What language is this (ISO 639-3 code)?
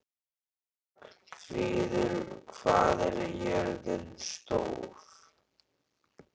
isl